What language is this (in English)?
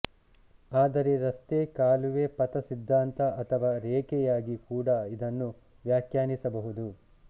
Kannada